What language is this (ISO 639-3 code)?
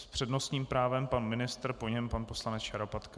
ces